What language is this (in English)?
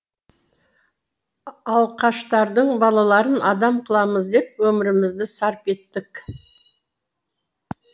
Kazakh